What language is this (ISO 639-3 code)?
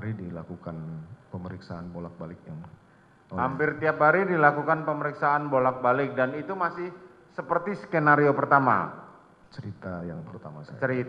ind